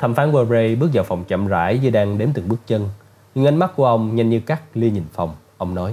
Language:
Vietnamese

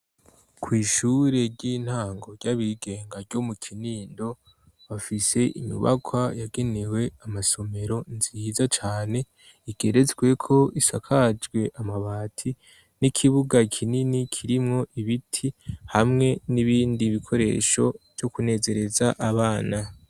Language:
Rundi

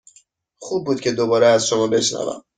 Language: Persian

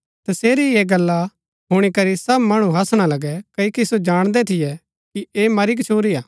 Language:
Gaddi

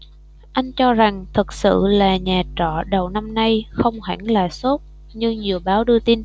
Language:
Vietnamese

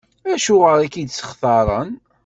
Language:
Kabyle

